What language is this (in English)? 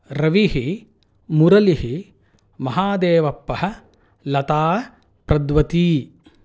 Sanskrit